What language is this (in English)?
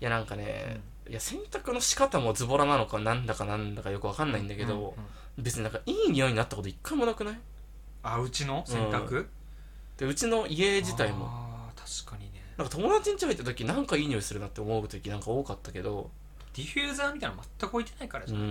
Japanese